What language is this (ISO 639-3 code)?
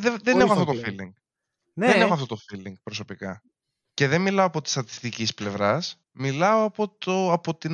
ell